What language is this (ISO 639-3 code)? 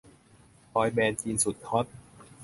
tha